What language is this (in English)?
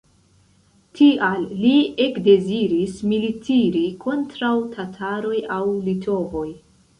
Esperanto